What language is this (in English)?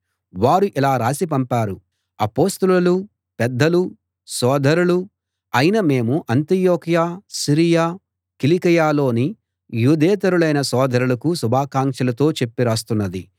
Telugu